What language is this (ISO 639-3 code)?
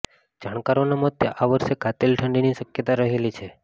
guj